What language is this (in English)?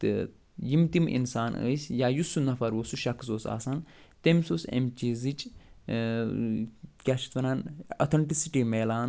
Kashmiri